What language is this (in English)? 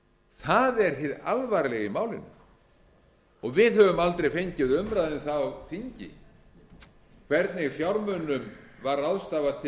Icelandic